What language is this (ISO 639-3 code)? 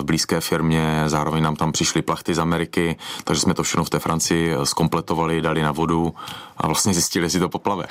ces